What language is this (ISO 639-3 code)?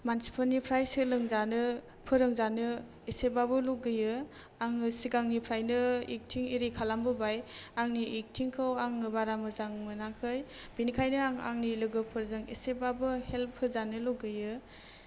brx